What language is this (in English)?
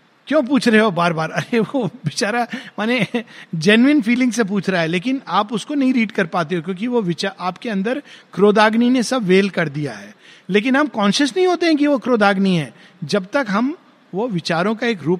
Hindi